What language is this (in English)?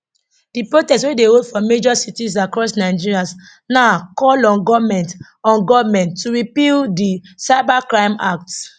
Nigerian Pidgin